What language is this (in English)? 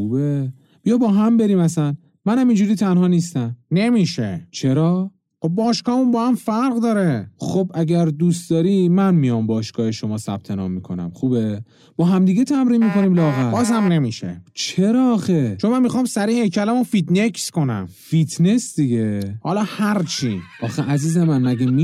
Persian